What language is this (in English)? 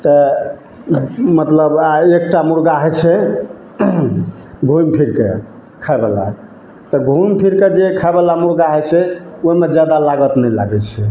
Maithili